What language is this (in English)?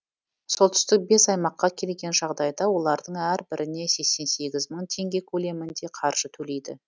Kazakh